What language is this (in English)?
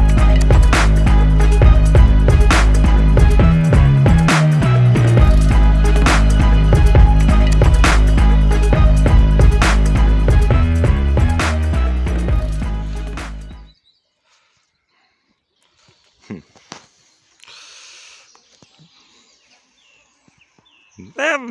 Polish